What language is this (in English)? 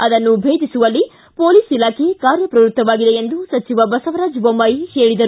Kannada